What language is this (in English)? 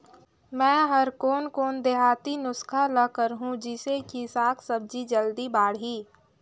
Chhattisgarhi